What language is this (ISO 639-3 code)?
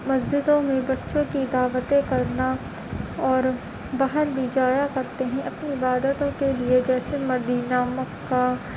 urd